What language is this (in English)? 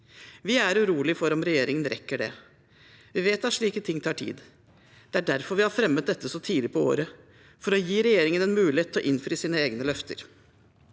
Norwegian